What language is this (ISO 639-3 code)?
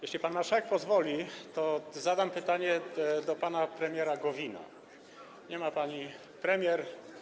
pol